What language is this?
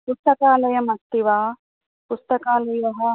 Sanskrit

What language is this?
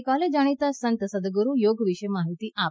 Gujarati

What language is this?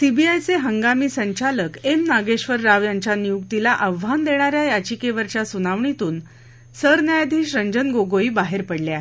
Marathi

